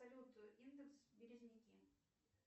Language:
Russian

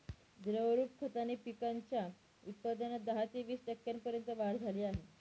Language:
Marathi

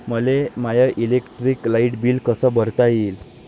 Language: Marathi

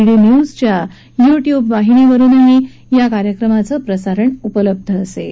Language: Marathi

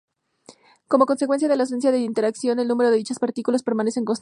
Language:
Spanish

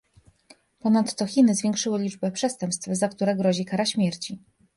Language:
Polish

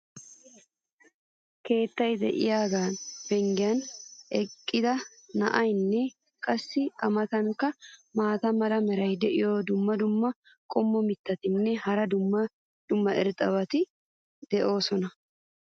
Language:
Wolaytta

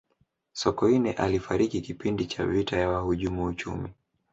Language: Swahili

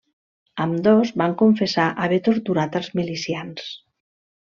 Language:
Catalan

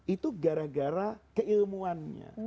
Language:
Indonesian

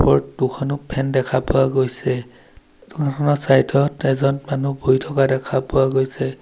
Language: Assamese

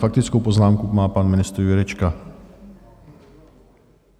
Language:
Czech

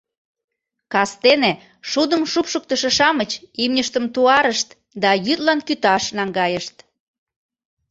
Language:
Mari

